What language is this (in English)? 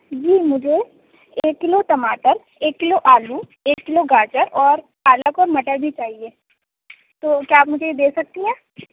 Urdu